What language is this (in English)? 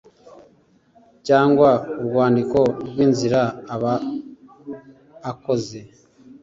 Kinyarwanda